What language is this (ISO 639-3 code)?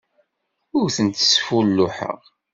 kab